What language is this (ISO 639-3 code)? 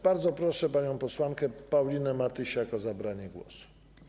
pol